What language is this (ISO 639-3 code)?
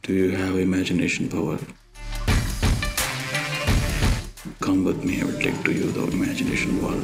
tel